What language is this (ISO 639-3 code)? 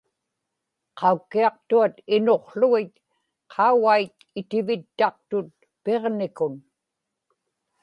ipk